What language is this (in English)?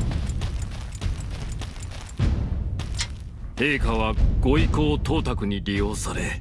Japanese